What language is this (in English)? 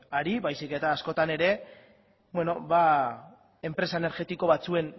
Basque